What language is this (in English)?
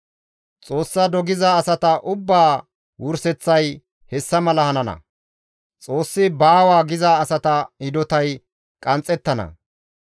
Gamo